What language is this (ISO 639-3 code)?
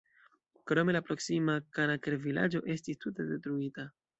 epo